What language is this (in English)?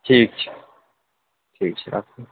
Maithili